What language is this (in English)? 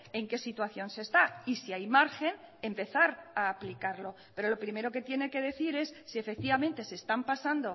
Spanish